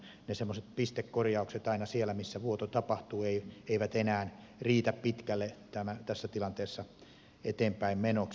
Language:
Finnish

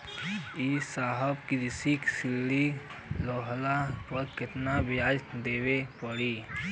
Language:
Bhojpuri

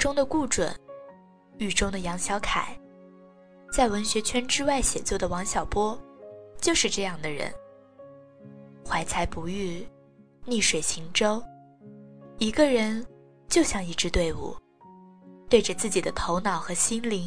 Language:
Chinese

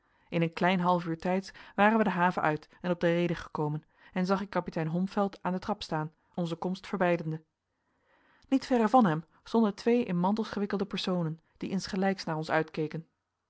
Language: Dutch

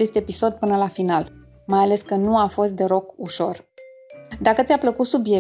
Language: Romanian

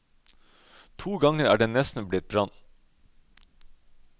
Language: Norwegian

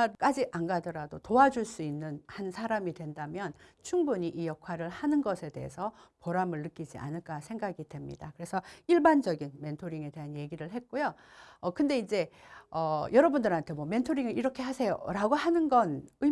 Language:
Korean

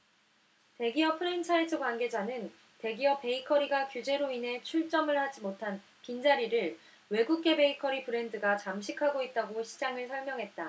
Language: Korean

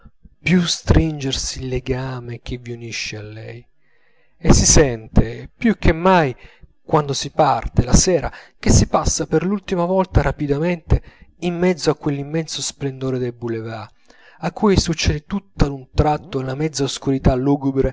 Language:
Italian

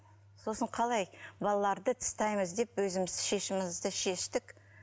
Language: Kazakh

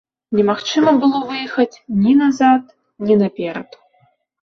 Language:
Belarusian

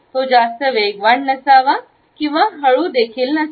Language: Marathi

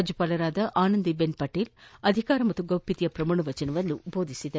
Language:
Kannada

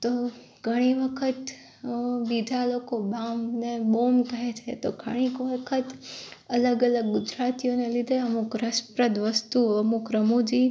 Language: Gujarati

